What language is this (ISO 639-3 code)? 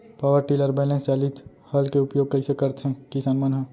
hne